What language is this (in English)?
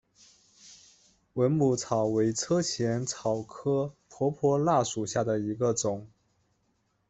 Chinese